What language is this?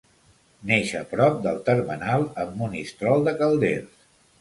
Catalan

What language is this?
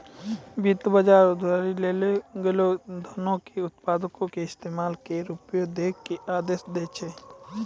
Maithili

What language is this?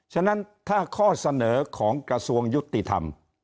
Thai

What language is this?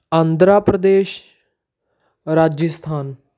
Punjabi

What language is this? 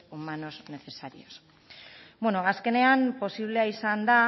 Basque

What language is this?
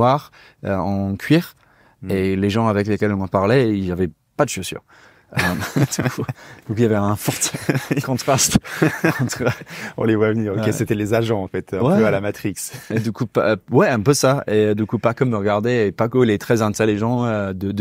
French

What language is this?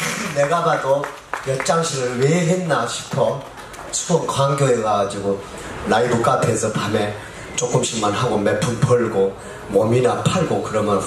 Korean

